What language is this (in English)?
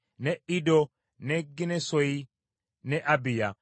Ganda